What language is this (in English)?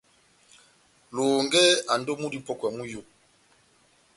Batanga